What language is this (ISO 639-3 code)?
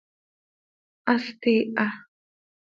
sei